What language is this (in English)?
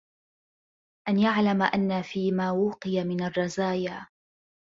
Arabic